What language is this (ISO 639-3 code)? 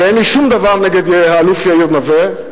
heb